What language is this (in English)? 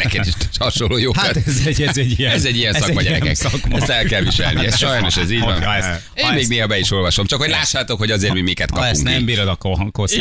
Hungarian